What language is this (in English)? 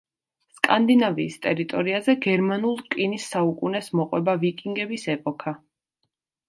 Georgian